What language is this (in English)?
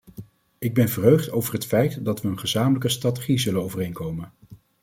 Dutch